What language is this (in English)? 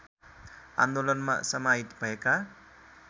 Nepali